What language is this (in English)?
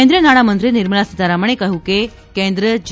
Gujarati